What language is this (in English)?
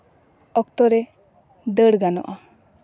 Santali